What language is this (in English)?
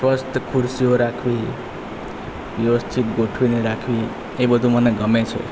Gujarati